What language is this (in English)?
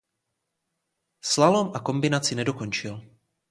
Czech